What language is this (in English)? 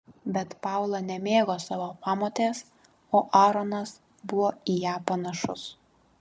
Lithuanian